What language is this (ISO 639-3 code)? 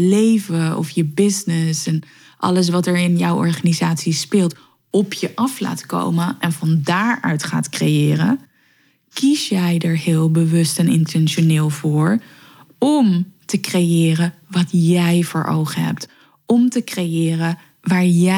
nld